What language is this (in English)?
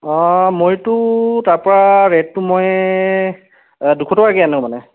Assamese